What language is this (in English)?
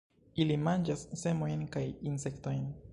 Esperanto